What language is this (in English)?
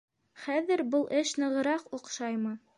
Bashkir